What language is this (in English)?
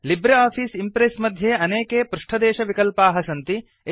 Sanskrit